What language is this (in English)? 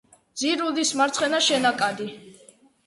Georgian